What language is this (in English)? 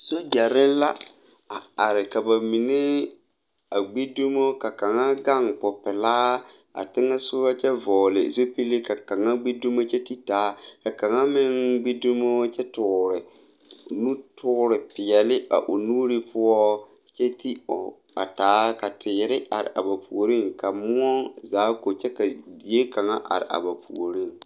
Southern Dagaare